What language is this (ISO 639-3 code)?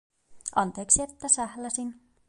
fin